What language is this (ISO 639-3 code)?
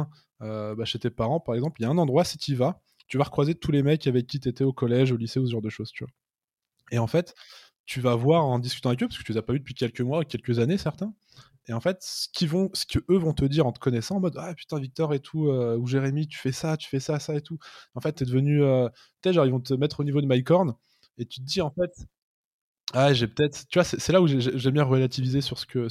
fra